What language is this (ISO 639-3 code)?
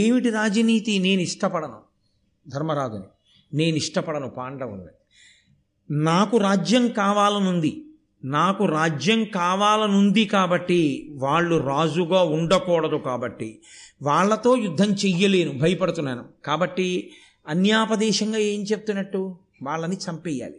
tel